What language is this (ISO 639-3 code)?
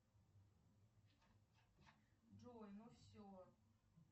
rus